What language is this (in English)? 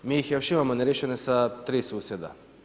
Croatian